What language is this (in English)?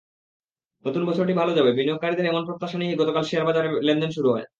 Bangla